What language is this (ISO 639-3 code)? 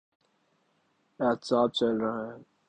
urd